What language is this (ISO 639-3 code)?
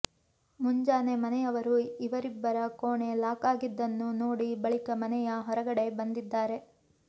kan